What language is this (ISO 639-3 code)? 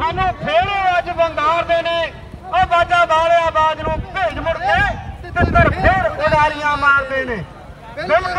ron